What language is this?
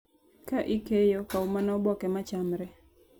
Luo (Kenya and Tanzania)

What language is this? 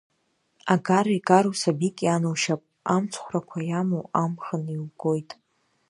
Abkhazian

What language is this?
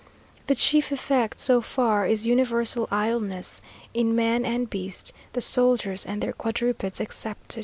English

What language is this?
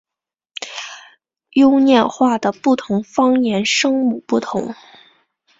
Chinese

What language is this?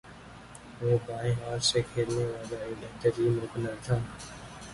Urdu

